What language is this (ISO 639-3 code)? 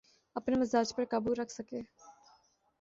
urd